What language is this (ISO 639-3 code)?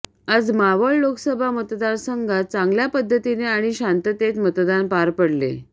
mar